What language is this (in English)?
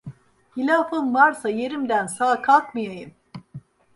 Turkish